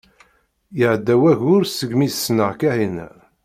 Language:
Kabyle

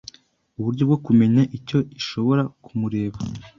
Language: Kinyarwanda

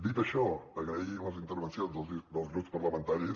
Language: Catalan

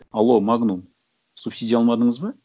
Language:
Kazakh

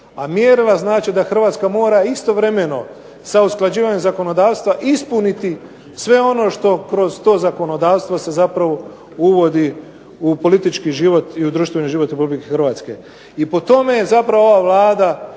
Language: Croatian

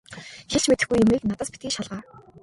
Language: Mongolian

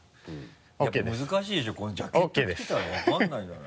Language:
Japanese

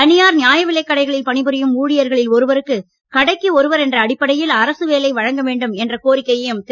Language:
Tamil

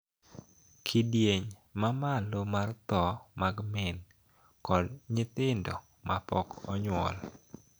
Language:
Luo (Kenya and Tanzania)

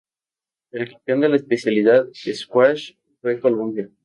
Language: Spanish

